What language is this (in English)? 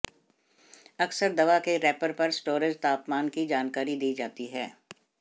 Hindi